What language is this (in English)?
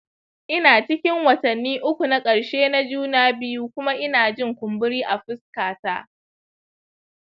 Hausa